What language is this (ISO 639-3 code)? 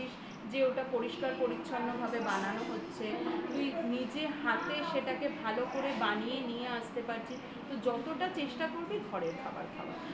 ben